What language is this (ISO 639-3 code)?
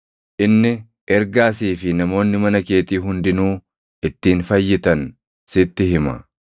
orm